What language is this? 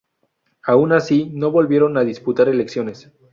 Spanish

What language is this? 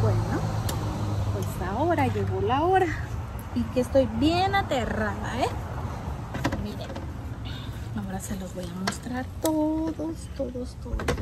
Spanish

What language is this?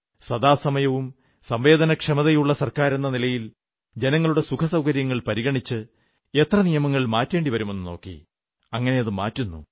Malayalam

